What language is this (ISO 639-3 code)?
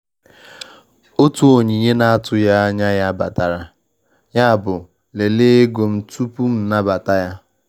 ibo